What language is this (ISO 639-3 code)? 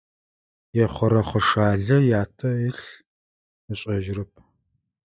ady